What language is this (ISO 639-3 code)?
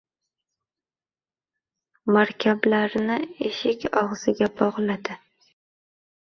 uzb